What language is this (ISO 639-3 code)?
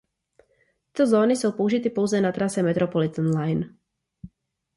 ces